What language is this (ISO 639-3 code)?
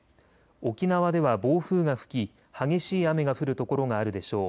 jpn